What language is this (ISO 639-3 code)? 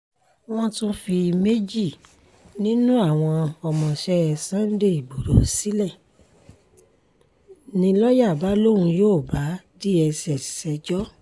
yor